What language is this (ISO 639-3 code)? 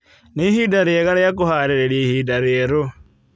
kik